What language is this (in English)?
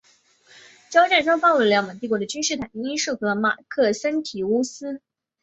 Chinese